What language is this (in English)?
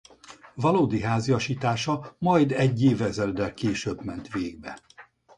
Hungarian